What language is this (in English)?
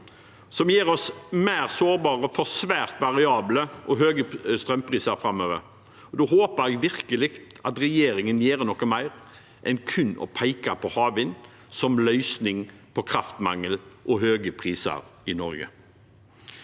Norwegian